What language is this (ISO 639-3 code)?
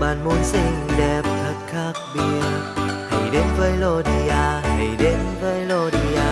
vie